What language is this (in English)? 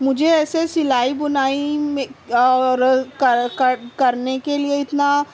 Urdu